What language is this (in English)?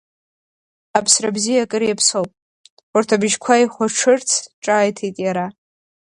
Abkhazian